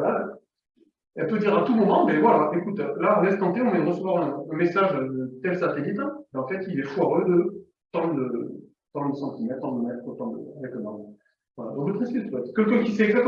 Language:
French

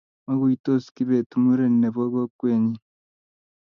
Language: Kalenjin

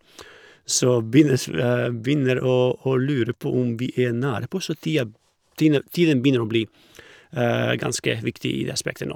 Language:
Norwegian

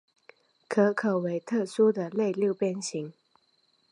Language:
Chinese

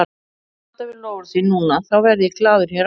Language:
Icelandic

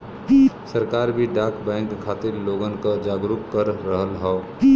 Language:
Bhojpuri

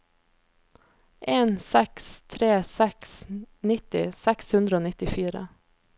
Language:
Norwegian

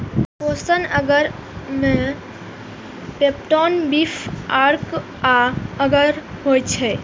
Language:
Maithili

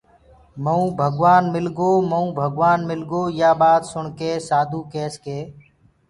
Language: Gurgula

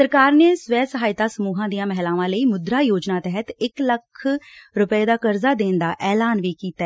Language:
Punjabi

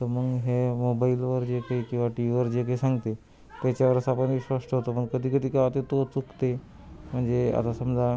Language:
Marathi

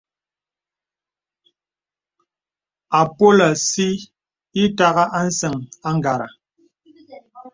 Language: Bebele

